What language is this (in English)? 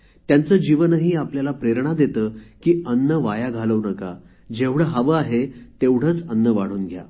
Marathi